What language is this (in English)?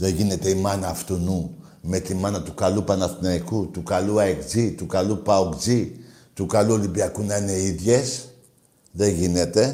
Greek